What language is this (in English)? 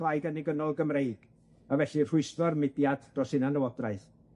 Welsh